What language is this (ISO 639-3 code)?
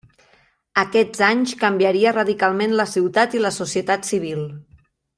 cat